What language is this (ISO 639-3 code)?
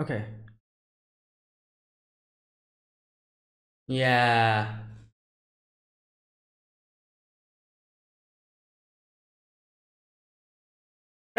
eng